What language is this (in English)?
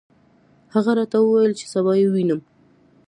Pashto